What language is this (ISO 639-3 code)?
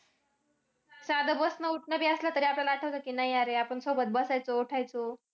mar